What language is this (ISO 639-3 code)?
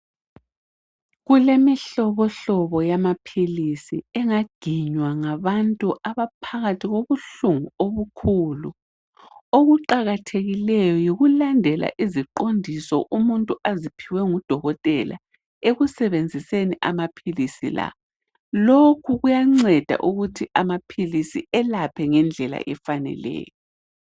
nde